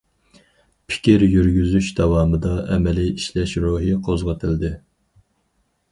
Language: Uyghur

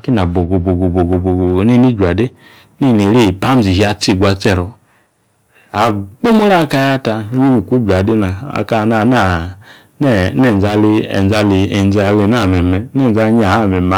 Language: Yace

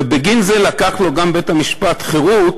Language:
Hebrew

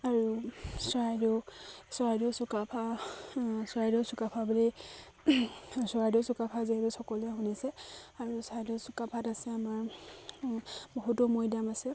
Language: Assamese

